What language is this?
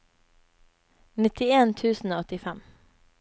Norwegian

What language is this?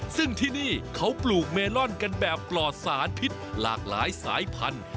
Thai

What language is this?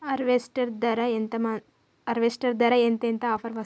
Telugu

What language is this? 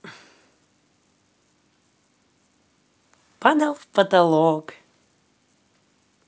Russian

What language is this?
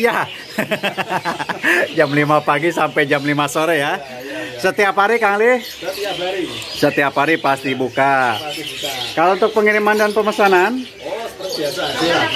Indonesian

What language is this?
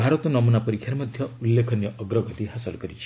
Odia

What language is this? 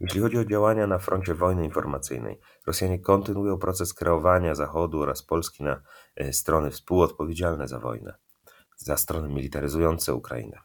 Polish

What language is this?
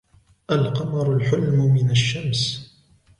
Arabic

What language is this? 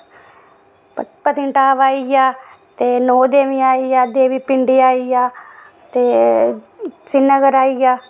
Dogri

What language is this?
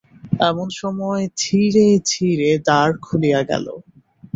Bangla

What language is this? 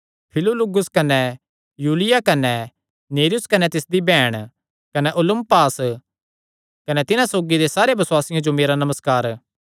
Kangri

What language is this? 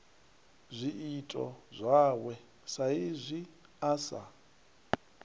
Venda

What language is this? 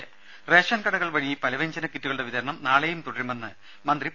Malayalam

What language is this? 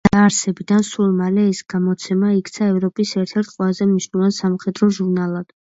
Georgian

